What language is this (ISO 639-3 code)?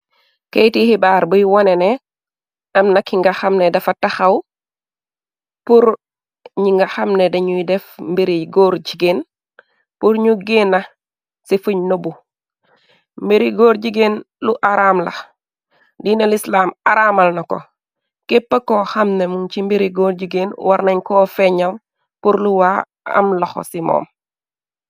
wol